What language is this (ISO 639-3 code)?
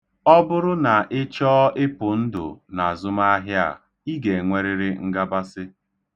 ibo